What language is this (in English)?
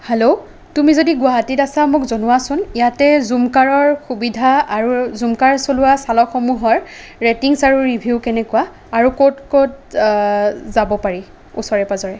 Assamese